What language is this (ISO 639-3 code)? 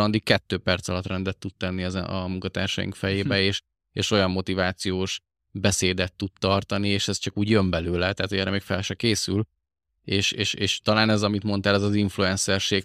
hun